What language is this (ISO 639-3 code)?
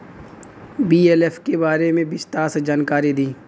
bho